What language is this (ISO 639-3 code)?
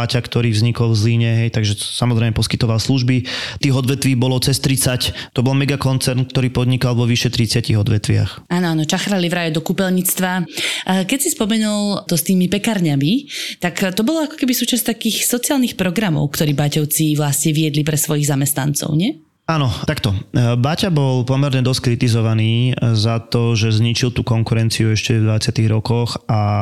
slk